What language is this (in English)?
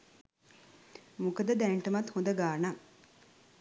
Sinhala